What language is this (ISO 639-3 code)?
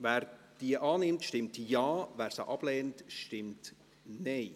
gsw